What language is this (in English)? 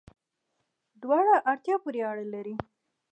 Pashto